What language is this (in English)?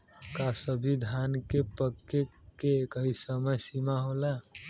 Bhojpuri